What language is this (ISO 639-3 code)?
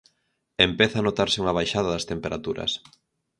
glg